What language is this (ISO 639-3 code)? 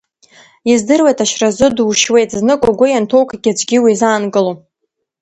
abk